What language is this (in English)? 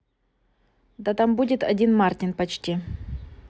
Russian